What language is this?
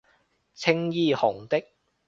Cantonese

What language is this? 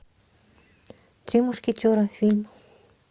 Russian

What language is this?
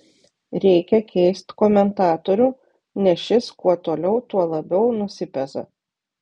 Lithuanian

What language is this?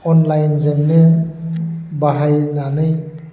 Bodo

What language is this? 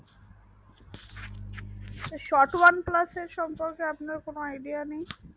Bangla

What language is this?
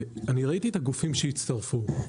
Hebrew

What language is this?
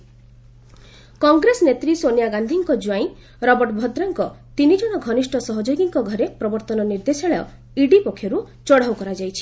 Odia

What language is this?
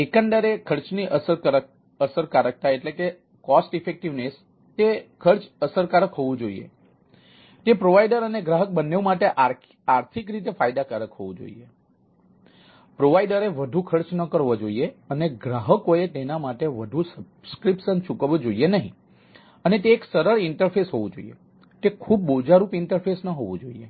Gujarati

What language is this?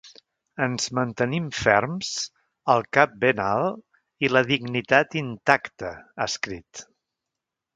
Catalan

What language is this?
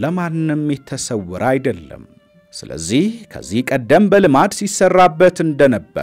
Arabic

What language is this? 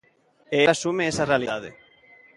Galician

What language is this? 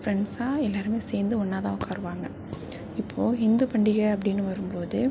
Tamil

